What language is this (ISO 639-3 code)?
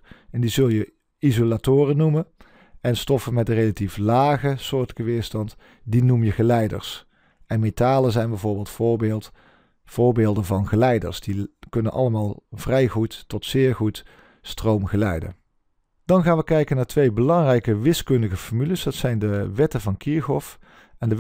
nld